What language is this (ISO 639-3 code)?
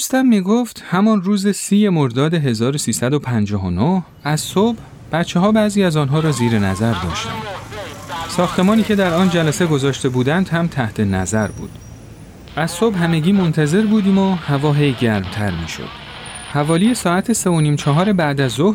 fas